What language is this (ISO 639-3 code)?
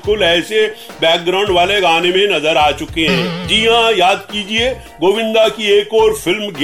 hin